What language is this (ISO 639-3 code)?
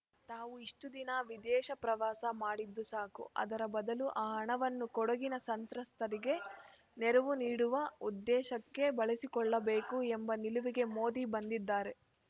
kan